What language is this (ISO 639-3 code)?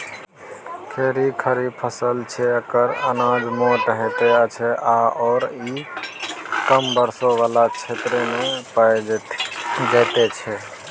mai